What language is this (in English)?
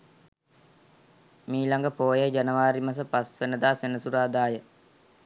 Sinhala